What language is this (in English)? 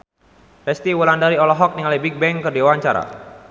Sundanese